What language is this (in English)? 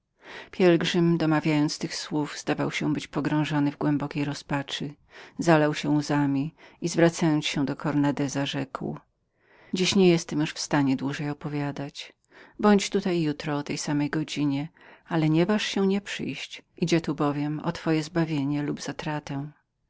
Polish